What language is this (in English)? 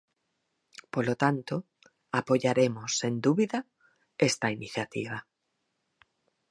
Galician